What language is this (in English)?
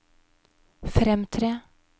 Norwegian